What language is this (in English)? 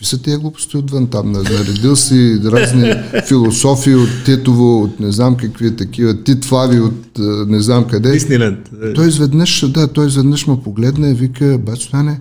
Bulgarian